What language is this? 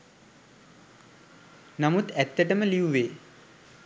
Sinhala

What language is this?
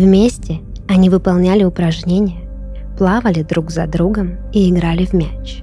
Russian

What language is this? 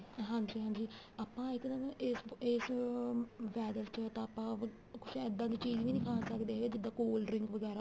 Punjabi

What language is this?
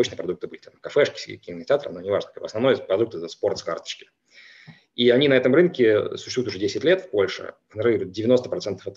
Russian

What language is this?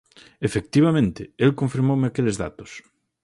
Galician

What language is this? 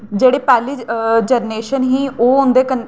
Dogri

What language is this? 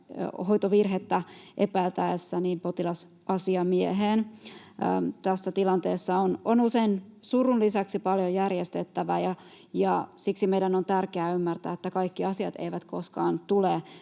Finnish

